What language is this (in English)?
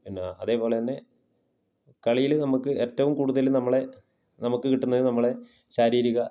Malayalam